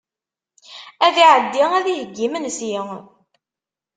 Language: Kabyle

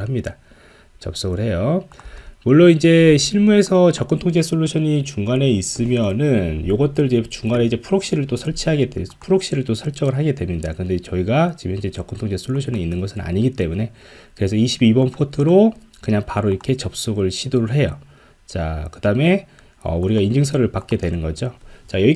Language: Korean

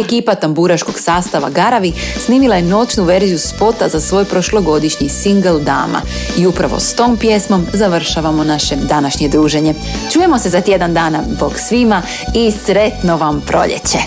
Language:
Croatian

